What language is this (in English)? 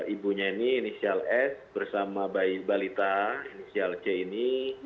Indonesian